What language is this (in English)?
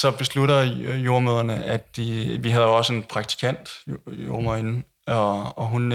Danish